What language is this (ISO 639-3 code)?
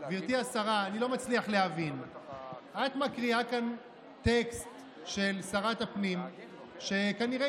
heb